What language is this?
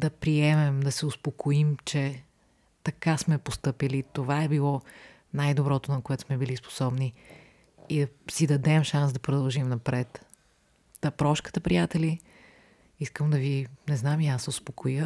Bulgarian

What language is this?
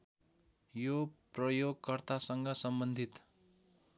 Nepali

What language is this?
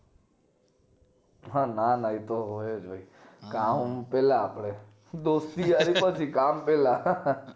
Gujarati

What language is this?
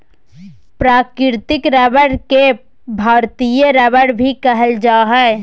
Magahi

